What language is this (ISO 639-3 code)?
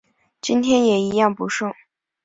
zho